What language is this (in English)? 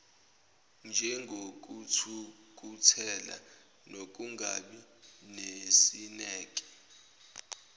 Zulu